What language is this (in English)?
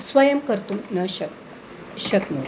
Sanskrit